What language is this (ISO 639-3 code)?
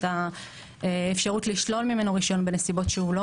heb